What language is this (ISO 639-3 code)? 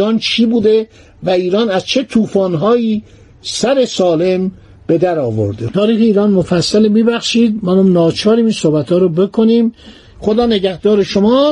fas